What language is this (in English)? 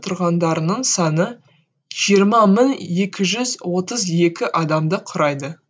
Kazakh